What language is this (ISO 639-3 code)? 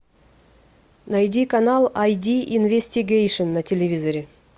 rus